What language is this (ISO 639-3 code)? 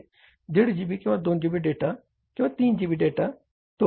mar